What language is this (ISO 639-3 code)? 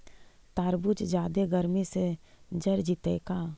mag